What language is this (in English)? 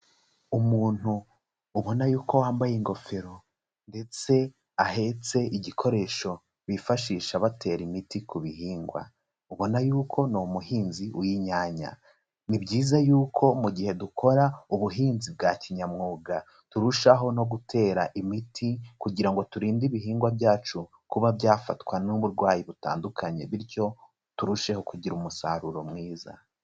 Kinyarwanda